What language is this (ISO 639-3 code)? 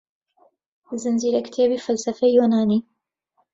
ckb